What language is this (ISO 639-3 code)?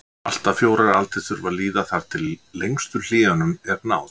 isl